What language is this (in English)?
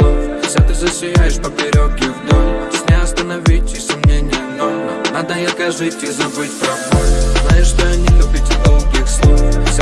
Russian